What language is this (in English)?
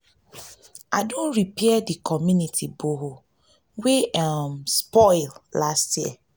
Nigerian Pidgin